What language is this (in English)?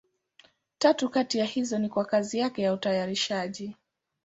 Swahili